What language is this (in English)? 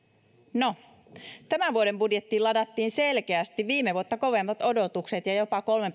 Finnish